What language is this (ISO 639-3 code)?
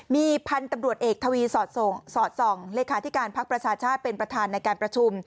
tha